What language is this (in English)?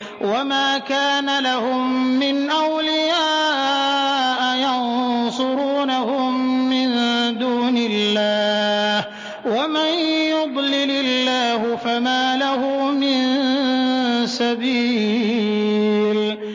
Arabic